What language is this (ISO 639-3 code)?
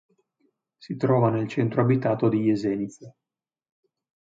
ita